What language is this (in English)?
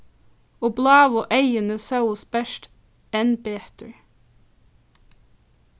Faroese